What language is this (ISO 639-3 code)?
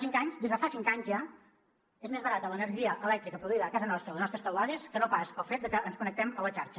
cat